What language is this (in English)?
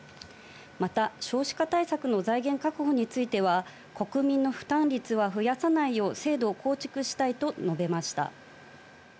Japanese